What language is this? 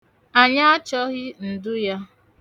Igbo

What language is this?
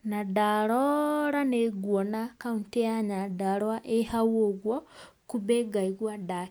Kikuyu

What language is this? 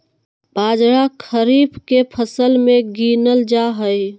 Magahi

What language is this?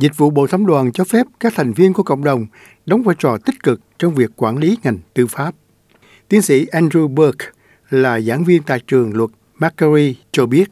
Vietnamese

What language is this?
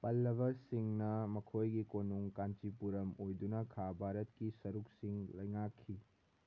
Manipuri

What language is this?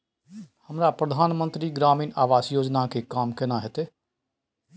Maithili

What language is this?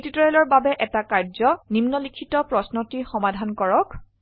Assamese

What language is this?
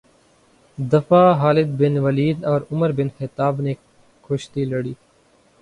Urdu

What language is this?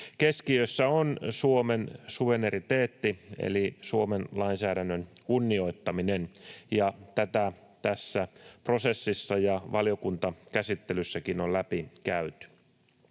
Finnish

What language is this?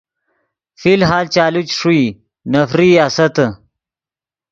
Yidgha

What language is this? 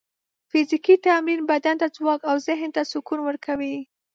Pashto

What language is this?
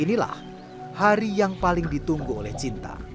Indonesian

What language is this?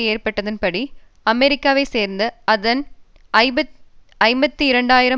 Tamil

